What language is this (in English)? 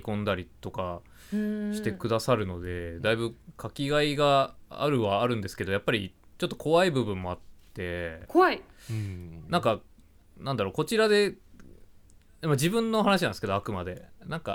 Japanese